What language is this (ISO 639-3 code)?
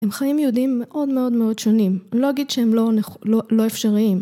heb